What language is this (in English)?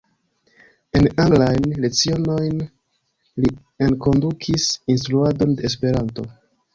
Esperanto